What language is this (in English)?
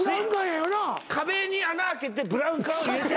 Japanese